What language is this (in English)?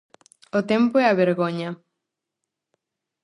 Galician